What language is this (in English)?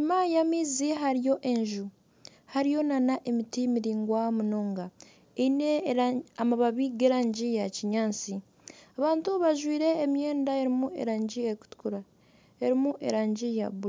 Nyankole